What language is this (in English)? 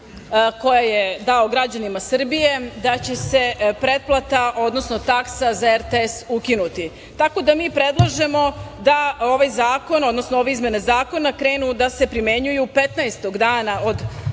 Serbian